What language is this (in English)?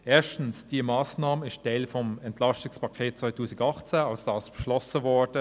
Swiss German